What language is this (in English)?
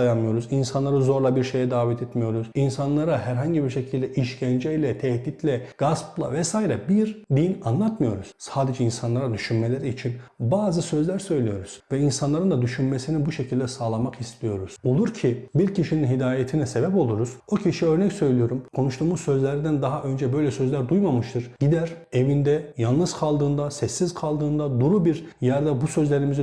Turkish